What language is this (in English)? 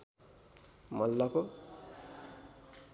Nepali